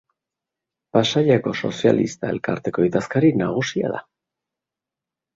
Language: Basque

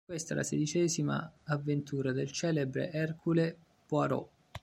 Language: Italian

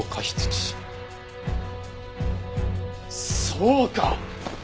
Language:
Japanese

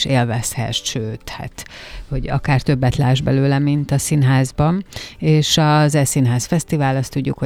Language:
Hungarian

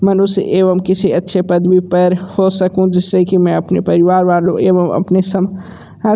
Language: Hindi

